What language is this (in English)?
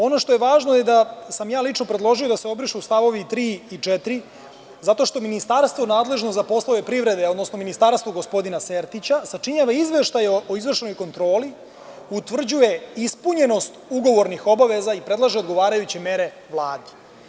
Serbian